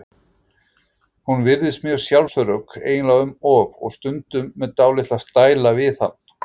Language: Icelandic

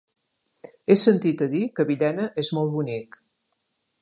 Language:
Catalan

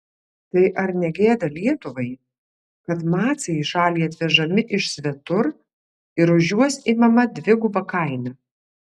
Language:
Lithuanian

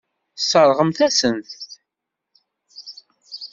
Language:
Kabyle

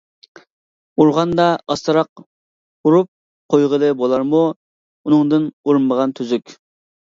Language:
Uyghur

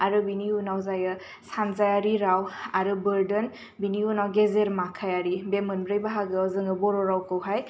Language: Bodo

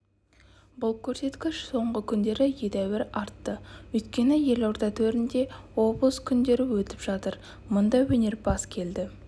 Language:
Kazakh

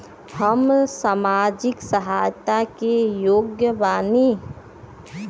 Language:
Bhojpuri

